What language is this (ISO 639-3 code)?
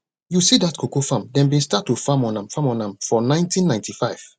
pcm